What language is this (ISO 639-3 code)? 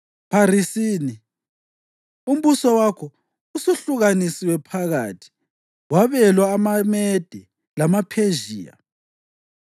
nde